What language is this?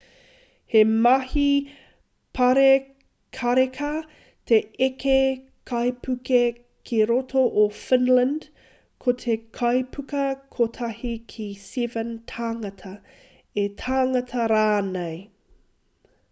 Māori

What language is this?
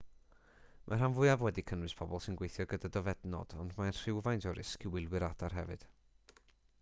Welsh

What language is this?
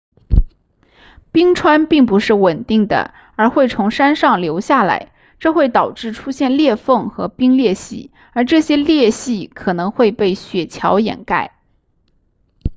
Chinese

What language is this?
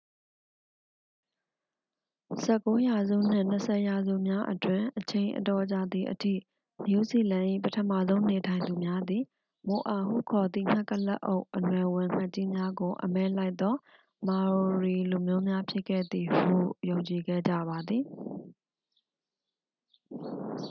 Burmese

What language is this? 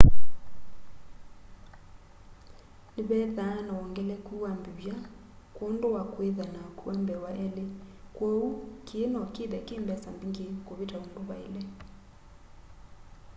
Kamba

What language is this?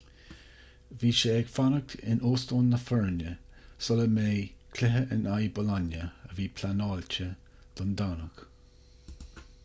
Irish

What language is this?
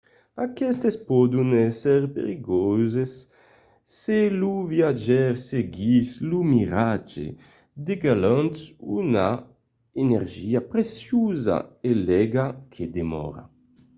Occitan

